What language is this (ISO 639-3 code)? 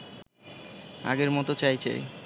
ben